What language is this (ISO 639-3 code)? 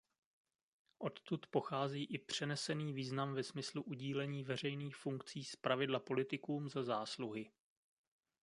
ces